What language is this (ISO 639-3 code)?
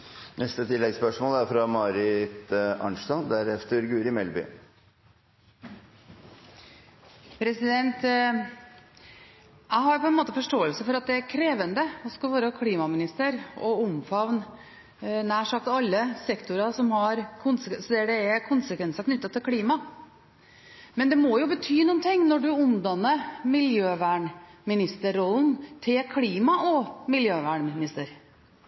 nor